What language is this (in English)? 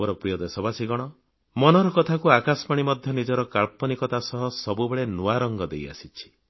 Odia